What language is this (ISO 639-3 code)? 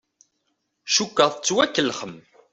kab